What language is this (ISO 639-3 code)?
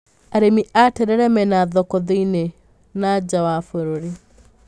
kik